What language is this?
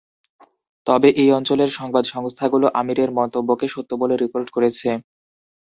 Bangla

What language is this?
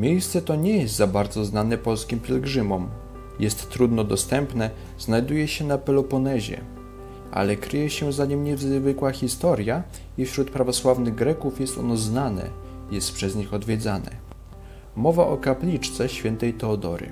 Polish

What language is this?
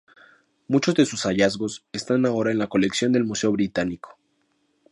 Spanish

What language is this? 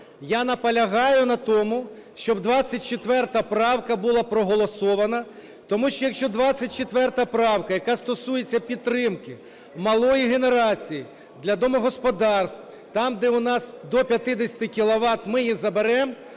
Ukrainian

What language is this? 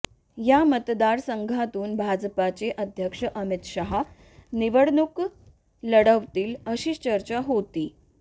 Marathi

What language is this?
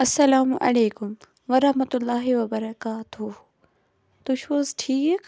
Kashmiri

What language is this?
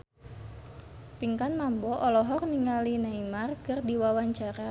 Sundanese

